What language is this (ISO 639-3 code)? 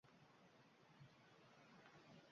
uzb